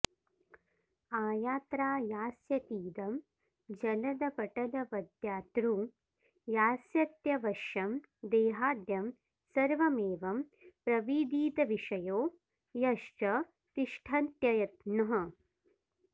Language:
Sanskrit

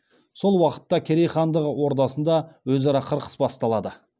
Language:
Kazakh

